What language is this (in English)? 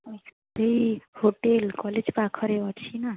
Odia